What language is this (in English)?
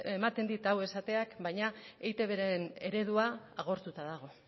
Basque